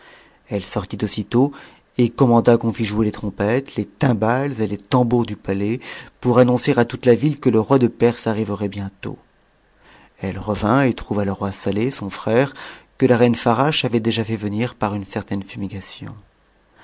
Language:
French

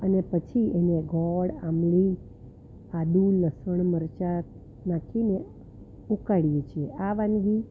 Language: Gujarati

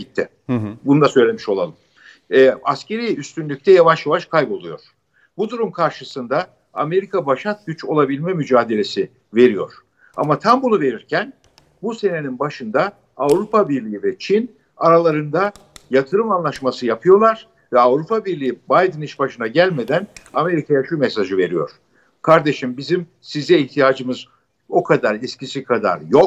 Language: Turkish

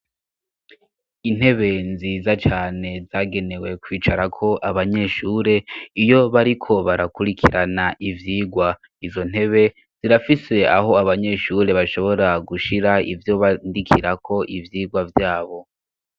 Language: Rundi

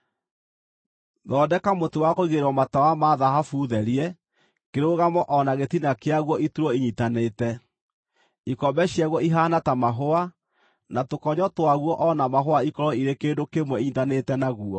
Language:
Kikuyu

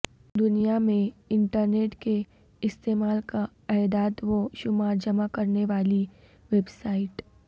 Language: Urdu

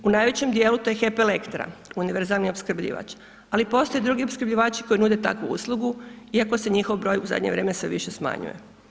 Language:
Croatian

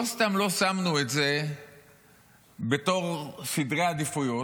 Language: Hebrew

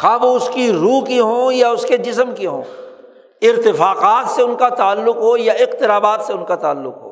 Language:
Urdu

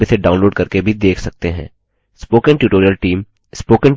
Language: Hindi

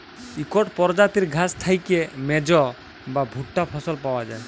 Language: Bangla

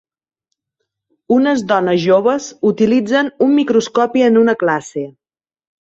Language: Catalan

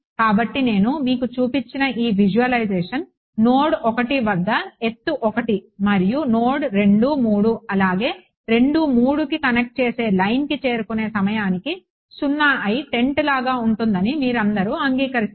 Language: Telugu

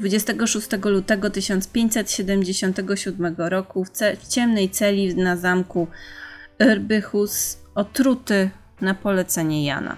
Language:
Polish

